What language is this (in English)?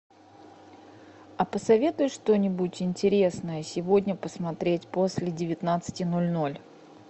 Russian